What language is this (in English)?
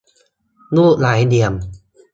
Thai